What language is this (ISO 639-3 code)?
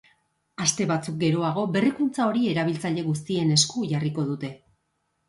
eus